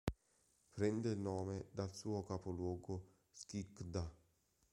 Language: Italian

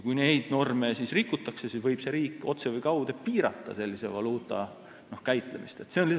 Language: Estonian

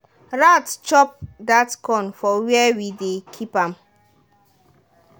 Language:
Nigerian Pidgin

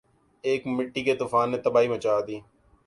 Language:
Urdu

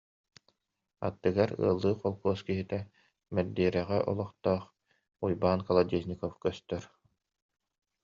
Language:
Yakut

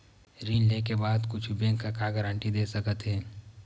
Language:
Chhattisgarhi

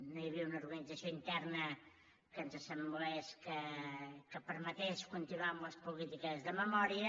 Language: Catalan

